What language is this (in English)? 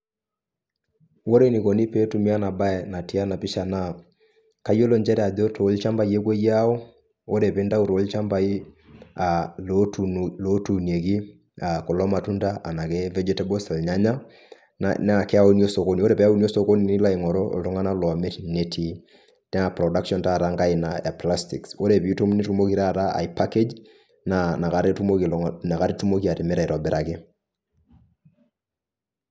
Masai